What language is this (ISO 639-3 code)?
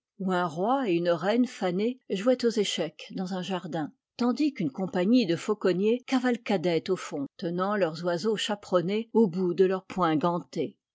fra